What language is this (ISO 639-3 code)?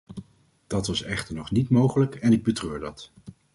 nld